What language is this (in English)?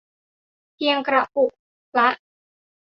Thai